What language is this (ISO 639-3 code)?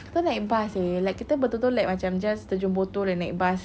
eng